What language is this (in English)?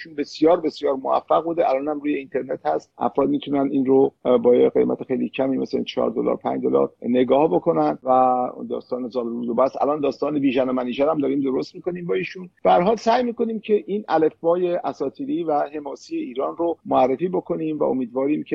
Persian